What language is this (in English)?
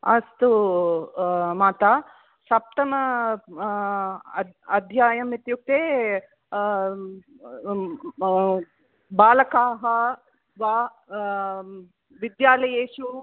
Sanskrit